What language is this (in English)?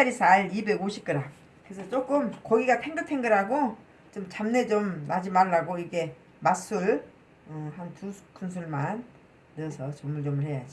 Korean